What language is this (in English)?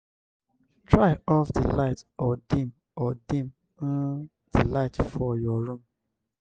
Nigerian Pidgin